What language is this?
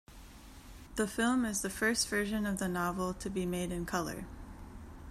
English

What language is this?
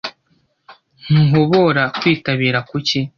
Kinyarwanda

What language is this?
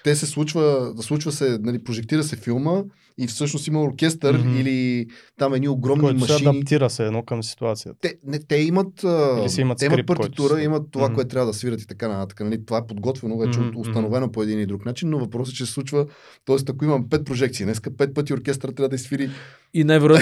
Bulgarian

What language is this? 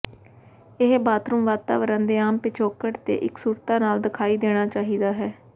Punjabi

